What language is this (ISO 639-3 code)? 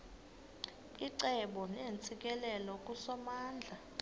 xho